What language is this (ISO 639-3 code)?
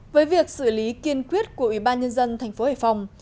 vie